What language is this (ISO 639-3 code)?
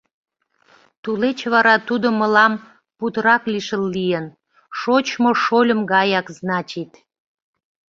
chm